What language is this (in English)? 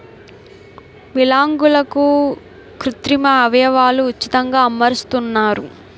Telugu